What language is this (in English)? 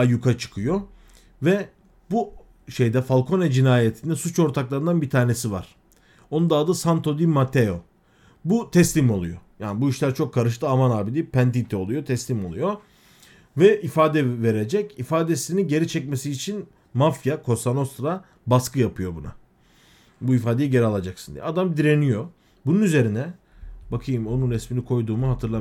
Turkish